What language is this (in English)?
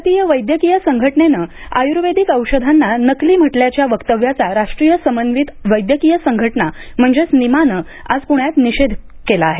Marathi